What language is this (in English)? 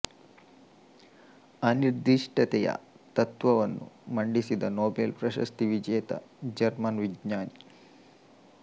Kannada